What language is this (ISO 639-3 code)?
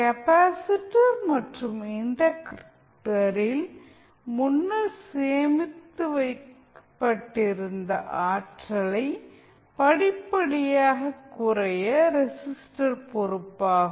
tam